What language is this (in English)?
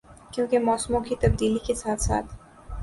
Urdu